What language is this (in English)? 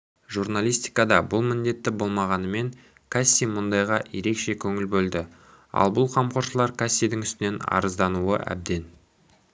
Kazakh